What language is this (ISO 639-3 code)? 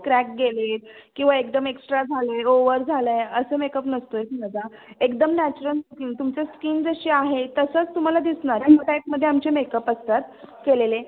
mar